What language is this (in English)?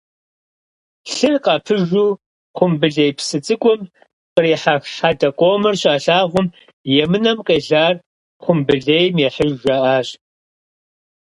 Kabardian